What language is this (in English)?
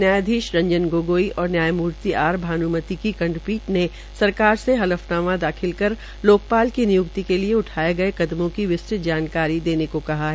Hindi